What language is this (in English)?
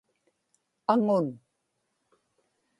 Inupiaq